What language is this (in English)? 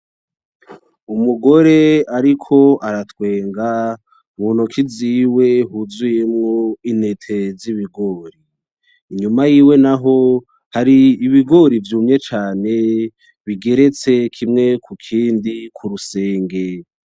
Rundi